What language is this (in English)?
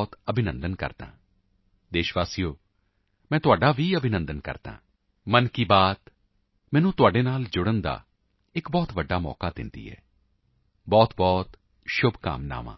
Punjabi